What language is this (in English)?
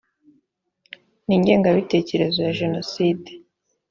Kinyarwanda